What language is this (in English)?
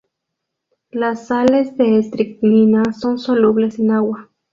Spanish